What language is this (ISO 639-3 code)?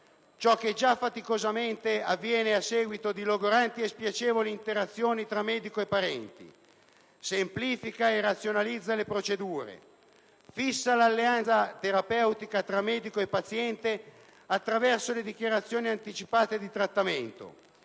ita